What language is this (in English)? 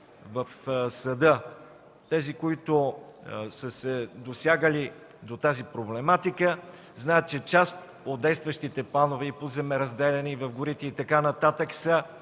Bulgarian